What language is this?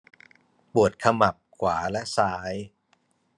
Thai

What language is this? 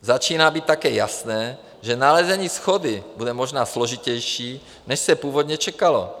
Czech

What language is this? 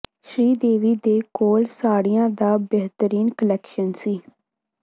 Punjabi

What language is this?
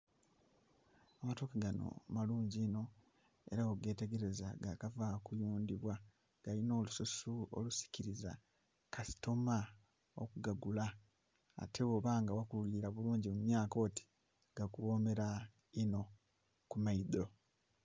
Soga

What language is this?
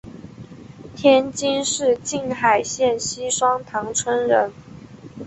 Chinese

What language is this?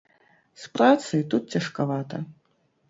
Belarusian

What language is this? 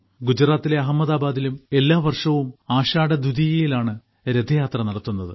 Malayalam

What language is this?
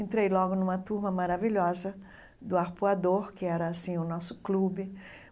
Portuguese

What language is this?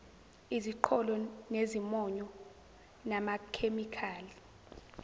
Zulu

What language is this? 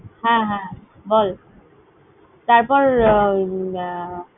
Bangla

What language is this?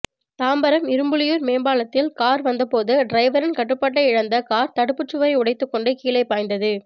Tamil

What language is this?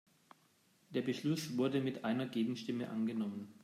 German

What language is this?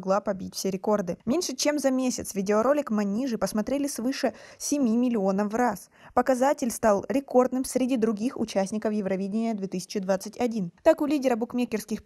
Russian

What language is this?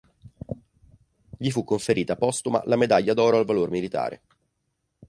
Italian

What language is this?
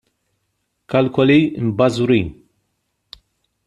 Maltese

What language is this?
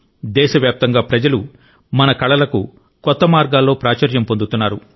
Telugu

